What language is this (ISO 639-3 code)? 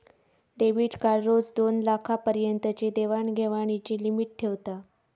mar